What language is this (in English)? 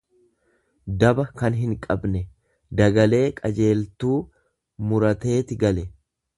Oromo